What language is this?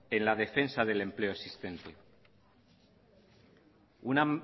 Spanish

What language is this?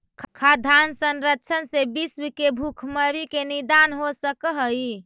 Magahi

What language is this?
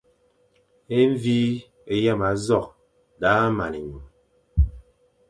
Fang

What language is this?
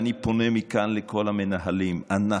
Hebrew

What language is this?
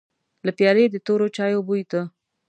Pashto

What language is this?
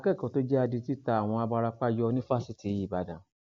Yoruba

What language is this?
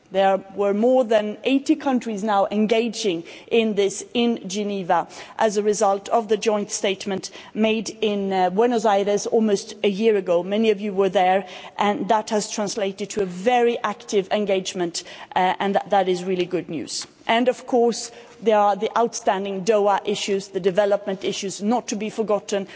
English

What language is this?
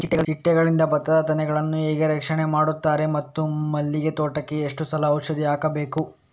Kannada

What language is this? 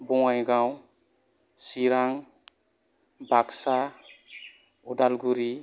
Bodo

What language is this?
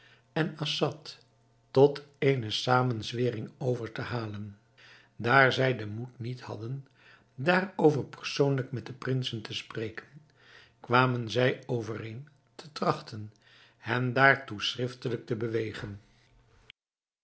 Dutch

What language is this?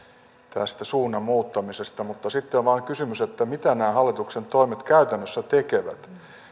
Finnish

